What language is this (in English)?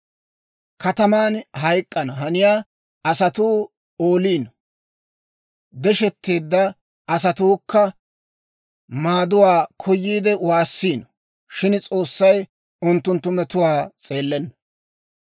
Dawro